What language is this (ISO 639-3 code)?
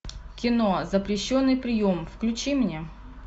rus